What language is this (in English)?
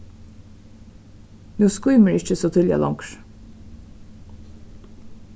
Faroese